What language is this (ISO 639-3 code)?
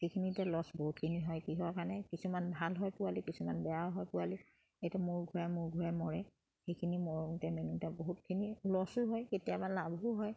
asm